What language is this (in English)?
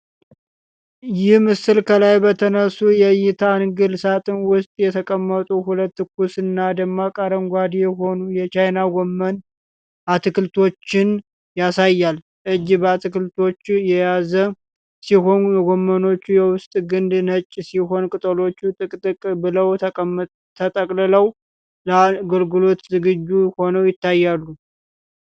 Amharic